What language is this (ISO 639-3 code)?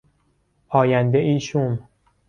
fas